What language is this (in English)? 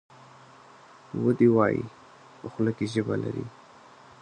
Pashto